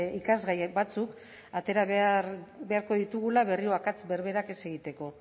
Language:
Basque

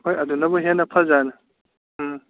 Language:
Manipuri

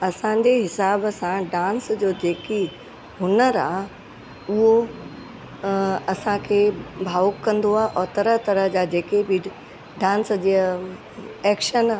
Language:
Sindhi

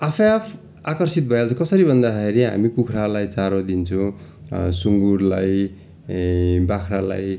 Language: Nepali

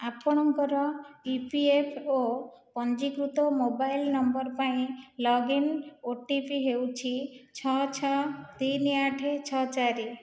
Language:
Odia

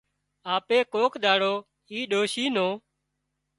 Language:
Wadiyara Koli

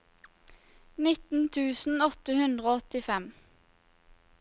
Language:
Norwegian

